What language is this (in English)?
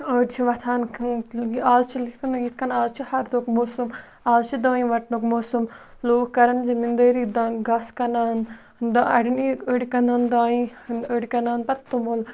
Kashmiri